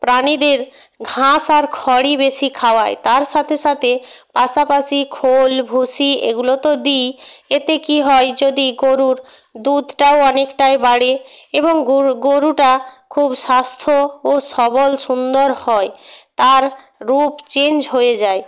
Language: Bangla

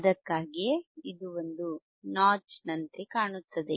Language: Kannada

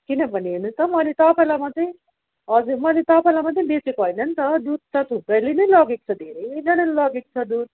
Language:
Nepali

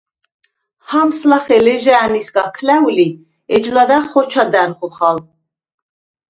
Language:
Svan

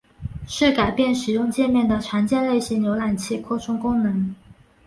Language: Chinese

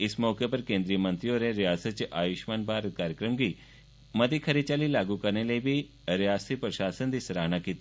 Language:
Dogri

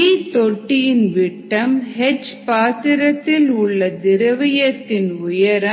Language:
Tamil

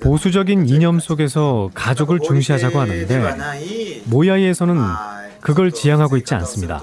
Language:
Korean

